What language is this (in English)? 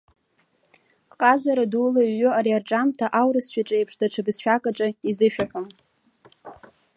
Abkhazian